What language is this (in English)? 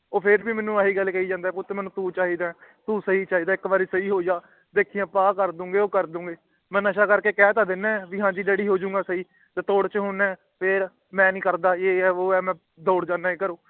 Punjabi